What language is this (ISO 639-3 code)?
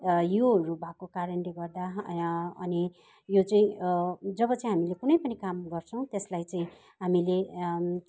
nep